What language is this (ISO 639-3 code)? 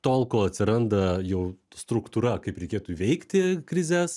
lit